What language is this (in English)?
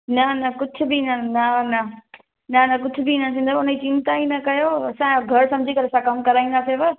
Sindhi